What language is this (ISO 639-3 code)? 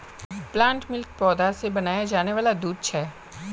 mag